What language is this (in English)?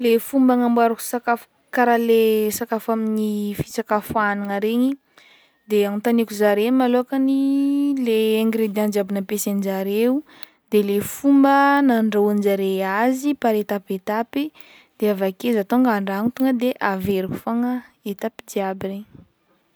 Northern Betsimisaraka Malagasy